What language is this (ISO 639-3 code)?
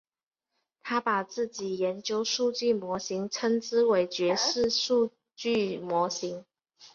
zho